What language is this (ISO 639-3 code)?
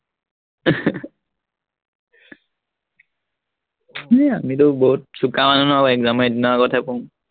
asm